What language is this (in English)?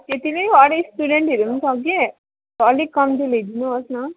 Nepali